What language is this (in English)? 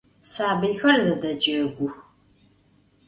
Adyghe